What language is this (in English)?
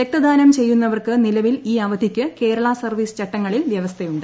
Malayalam